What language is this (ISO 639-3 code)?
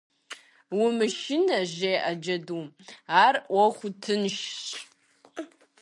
kbd